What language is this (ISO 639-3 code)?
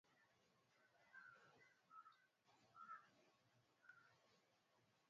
swa